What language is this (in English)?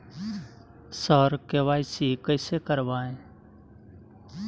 Maithili